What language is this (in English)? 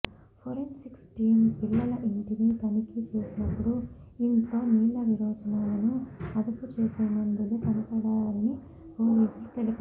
Telugu